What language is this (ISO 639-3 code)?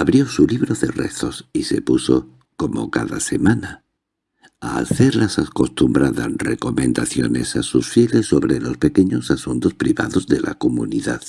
spa